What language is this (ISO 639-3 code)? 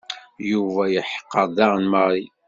kab